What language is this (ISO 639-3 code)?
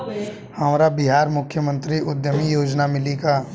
bho